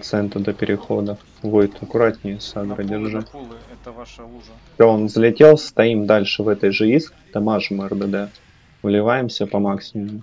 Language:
Russian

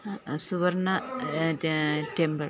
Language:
Malayalam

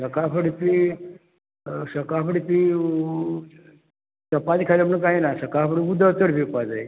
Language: Konkani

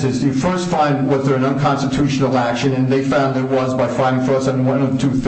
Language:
English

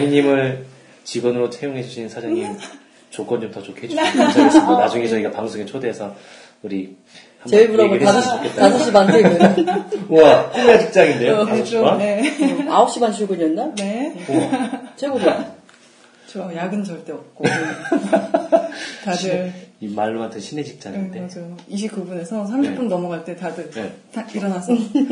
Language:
Korean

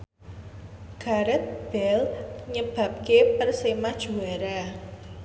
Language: Javanese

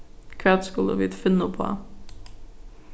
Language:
Faroese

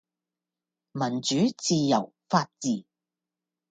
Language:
Cantonese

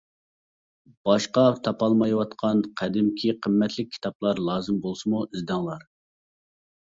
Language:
Uyghur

